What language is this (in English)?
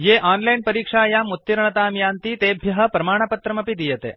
Sanskrit